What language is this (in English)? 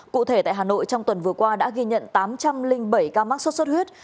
Vietnamese